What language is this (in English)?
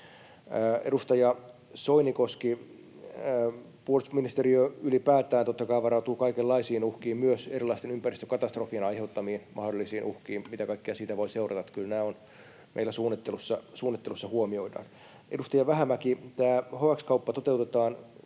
Finnish